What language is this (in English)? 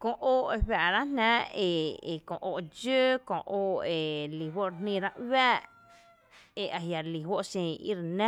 Tepinapa Chinantec